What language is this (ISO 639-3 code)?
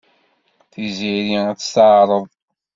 kab